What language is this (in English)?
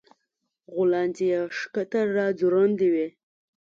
Pashto